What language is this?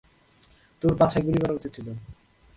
Bangla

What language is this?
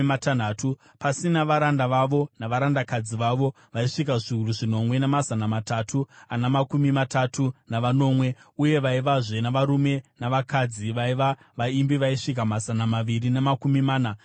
Shona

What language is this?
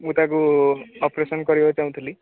Odia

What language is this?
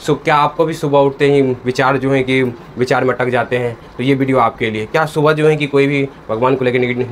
Hindi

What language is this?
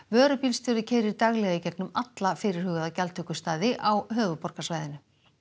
Icelandic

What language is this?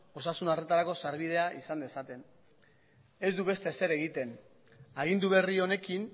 Basque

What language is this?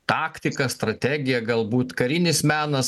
Lithuanian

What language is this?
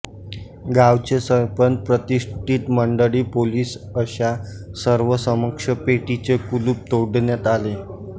Marathi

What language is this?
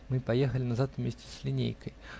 Russian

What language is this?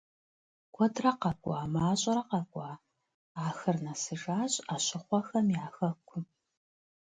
Kabardian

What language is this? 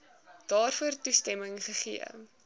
Afrikaans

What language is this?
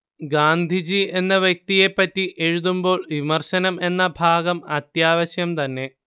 Malayalam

